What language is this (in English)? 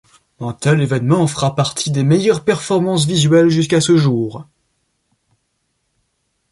French